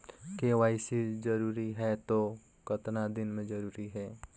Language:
Chhattisgarhi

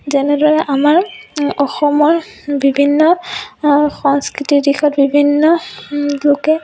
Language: Assamese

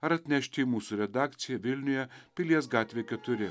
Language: Lithuanian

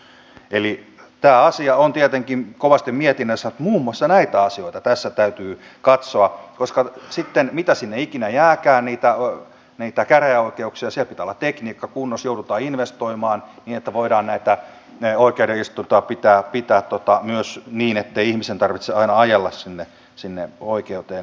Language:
Finnish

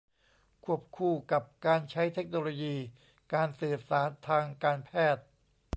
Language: Thai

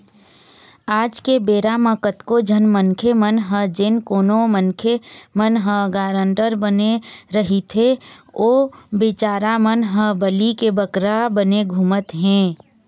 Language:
Chhattisgarhi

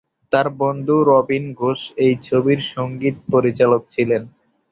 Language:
Bangla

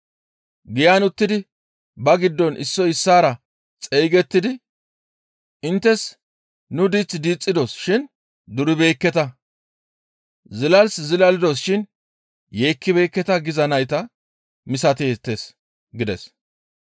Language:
Gamo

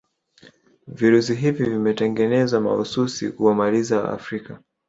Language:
Swahili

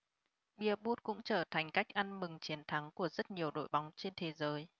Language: Vietnamese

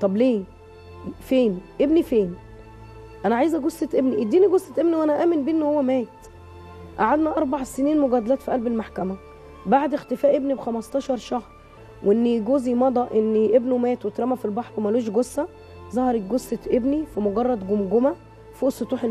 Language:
Arabic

